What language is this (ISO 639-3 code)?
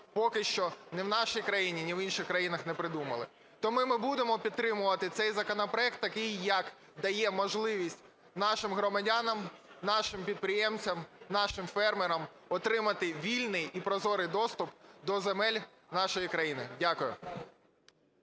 ukr